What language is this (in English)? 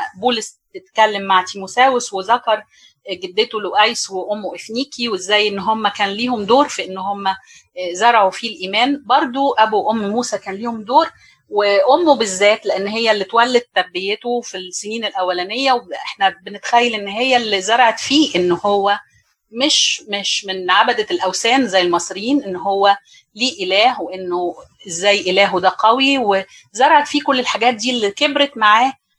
Arabic